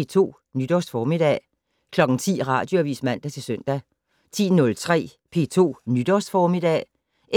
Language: Danish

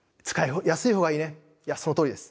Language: Japanese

